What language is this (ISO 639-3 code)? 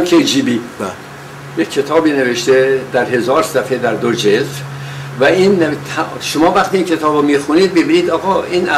fas